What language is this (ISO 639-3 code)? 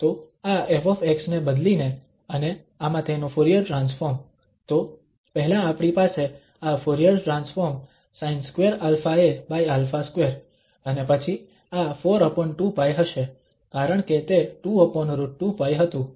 guj